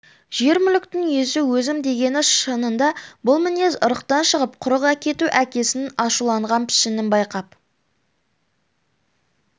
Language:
Kazakh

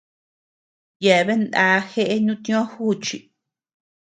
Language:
Tepeuxila Cuicatec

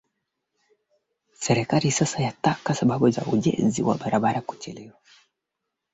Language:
Swahili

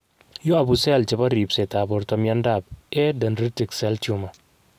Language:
Kalenjin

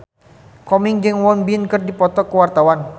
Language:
Sundanese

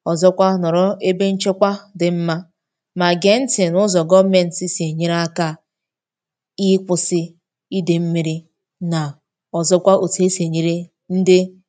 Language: Igbo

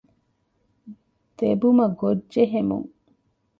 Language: Divehi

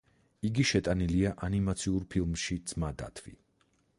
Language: Georgian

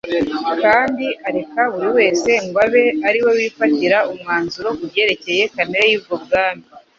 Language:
Kinyarwanda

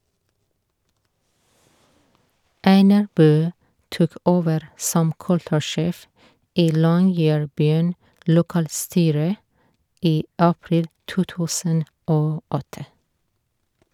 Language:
Norwegian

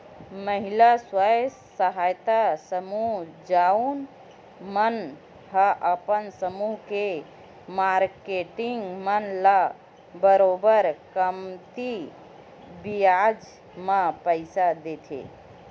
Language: Chhattisgarhi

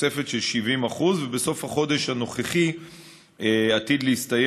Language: Hebrew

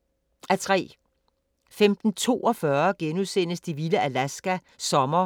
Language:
Danish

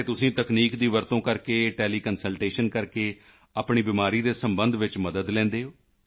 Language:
Punjabi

